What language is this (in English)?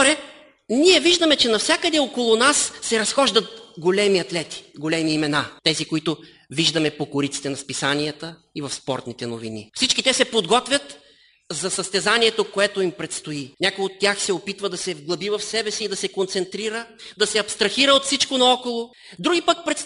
Bulgarian